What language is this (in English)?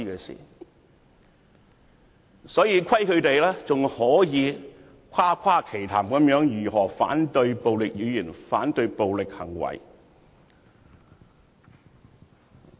Cantonese